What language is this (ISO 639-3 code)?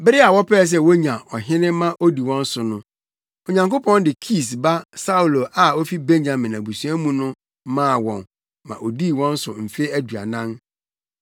aka